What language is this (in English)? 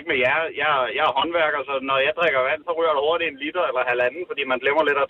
Danish